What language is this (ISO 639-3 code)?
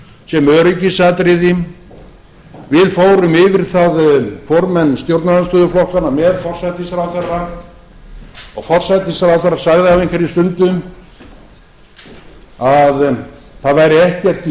isl